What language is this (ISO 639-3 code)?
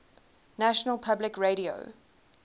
eng